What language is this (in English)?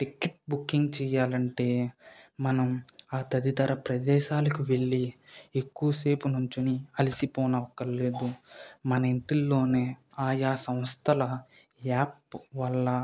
Telugu